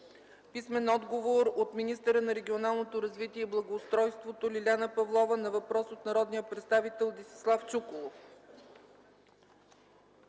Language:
Bulgarian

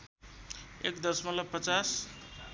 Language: Nepali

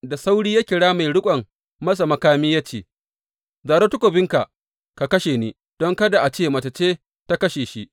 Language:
Hausa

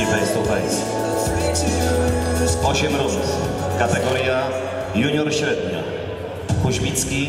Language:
Polish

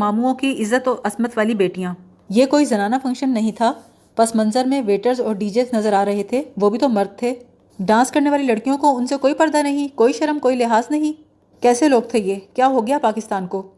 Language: Urdu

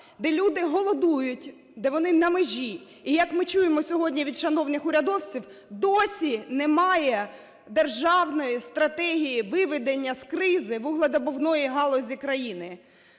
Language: Ukrainian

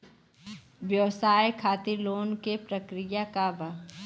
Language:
Bhojpuri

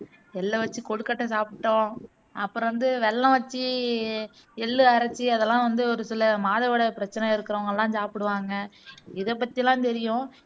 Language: Tamil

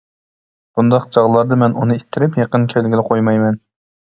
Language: Uyghur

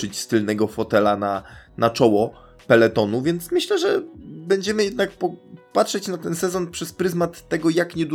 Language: Polish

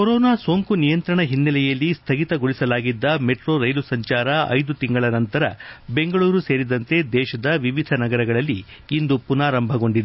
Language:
Kannada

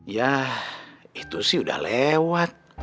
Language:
Indonesian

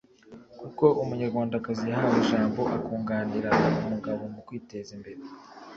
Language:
Kinyarwanda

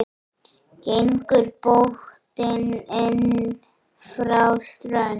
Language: Icelandic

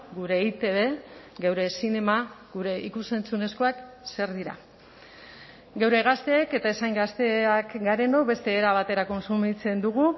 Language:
Basque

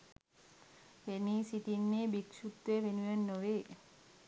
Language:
Sinhala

